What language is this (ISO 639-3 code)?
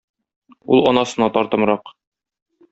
tat